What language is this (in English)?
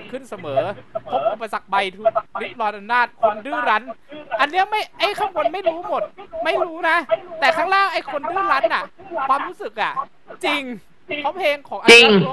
Thai